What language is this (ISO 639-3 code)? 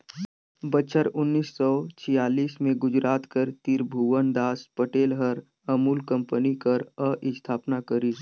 hne